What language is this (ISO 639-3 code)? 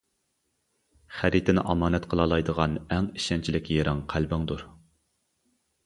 uig